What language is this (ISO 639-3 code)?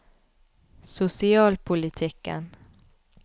nor